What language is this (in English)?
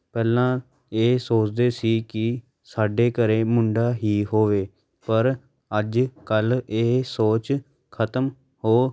Punjabi